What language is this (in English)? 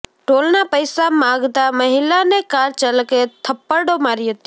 Gujarati